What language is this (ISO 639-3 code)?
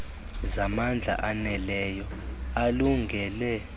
xho